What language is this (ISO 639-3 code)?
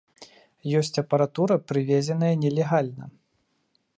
bel